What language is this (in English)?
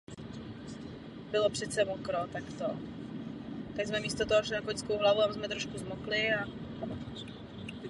Czech